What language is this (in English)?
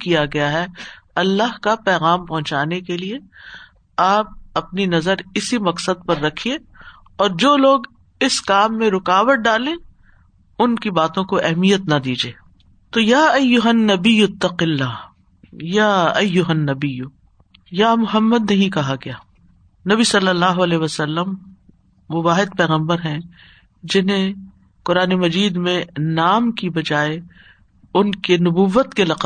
Urdu